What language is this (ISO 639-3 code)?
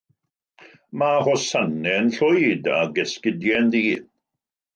cym